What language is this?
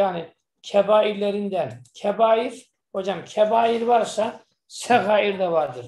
Turkish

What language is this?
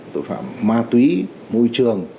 Vietnamese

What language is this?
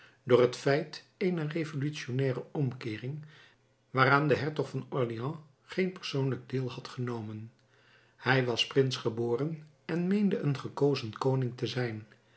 Dutch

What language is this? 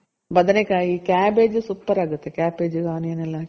Kannada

